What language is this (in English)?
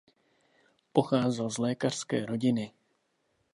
Czech